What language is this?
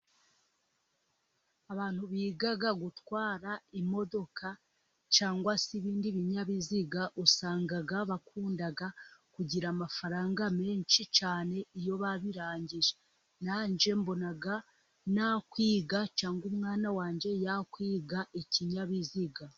Kinyarwanda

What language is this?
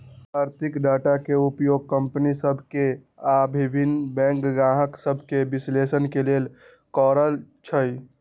Magahi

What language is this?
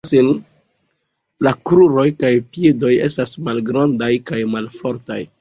Esperanto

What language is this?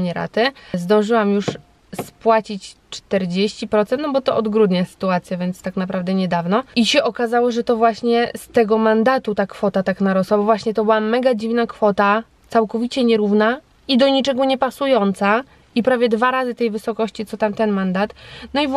Polish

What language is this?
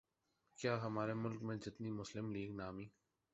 Urdu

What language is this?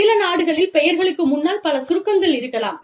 Tamil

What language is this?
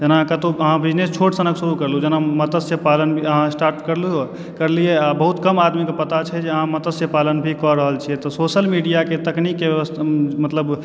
Maithili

